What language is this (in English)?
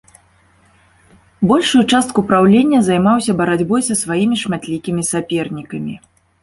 Belarusian